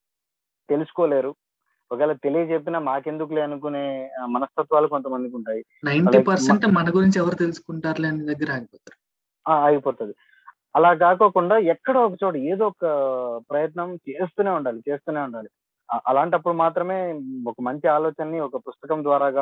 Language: Telugu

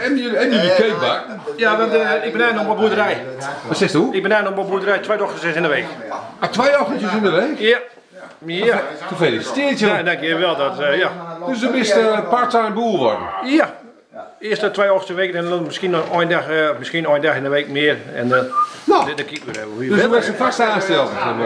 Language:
Dutch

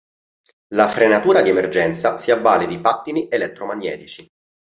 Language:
Italian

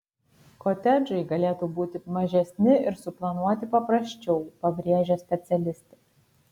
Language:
Lithuanian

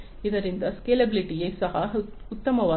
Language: Kannada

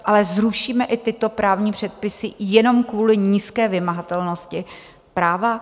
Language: Czech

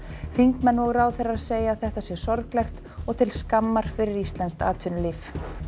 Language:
Icelandic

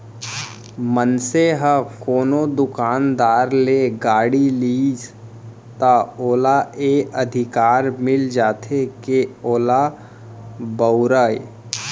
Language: Chhattisgarhi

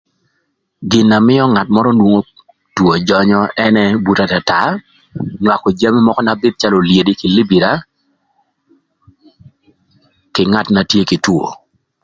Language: Thur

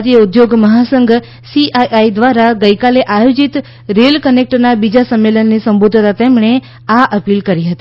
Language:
Gujarati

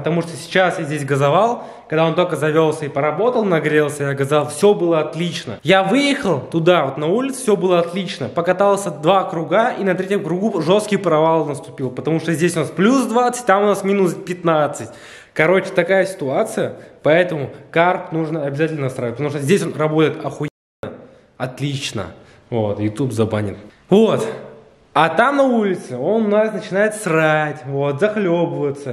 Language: Russian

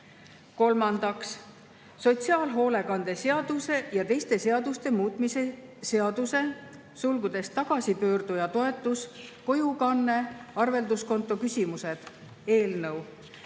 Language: Estonian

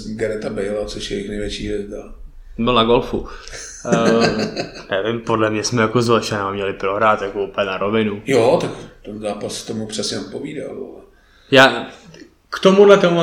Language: Czech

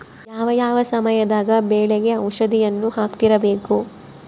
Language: Kannada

